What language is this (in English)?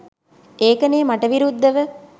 Sinhala